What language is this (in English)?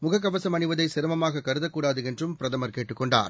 Tamil